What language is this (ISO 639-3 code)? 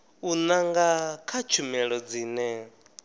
ven